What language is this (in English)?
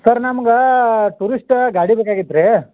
Kannada